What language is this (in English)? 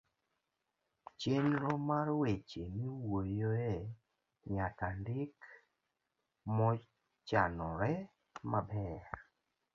Luo (Kenya and Tanzania)